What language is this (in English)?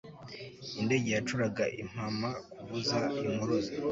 Kinyarwanda